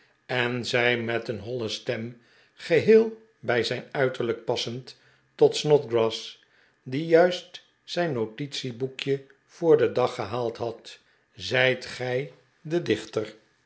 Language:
Dutch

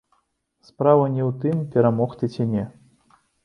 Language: Belarusian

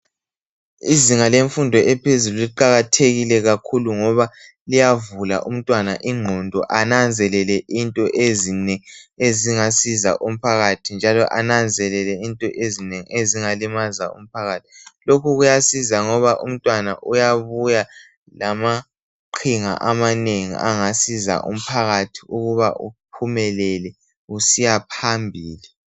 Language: North Ndebele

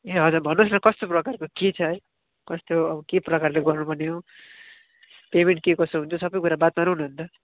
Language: Nepali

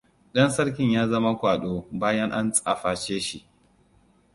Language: Hausa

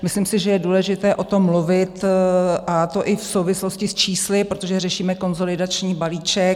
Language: Czech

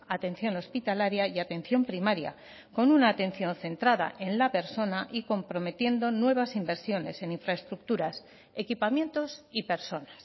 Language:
Spanish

